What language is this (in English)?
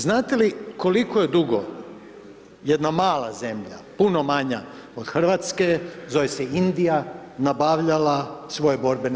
Croatian